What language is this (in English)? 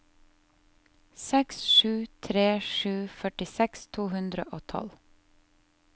Norwegian